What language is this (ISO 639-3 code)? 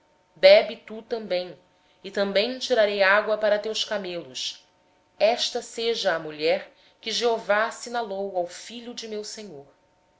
por